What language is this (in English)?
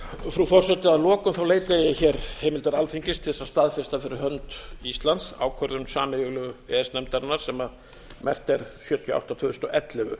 Icelandic